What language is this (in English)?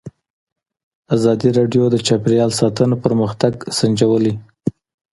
Pashto